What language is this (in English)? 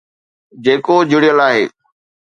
Sindhi